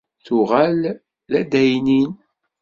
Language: Kabyle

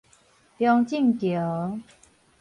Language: Min Nan Chinese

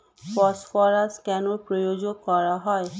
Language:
Bangla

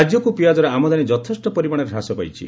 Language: Odia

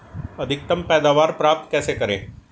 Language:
Hindi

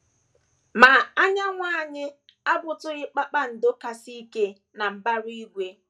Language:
Igbo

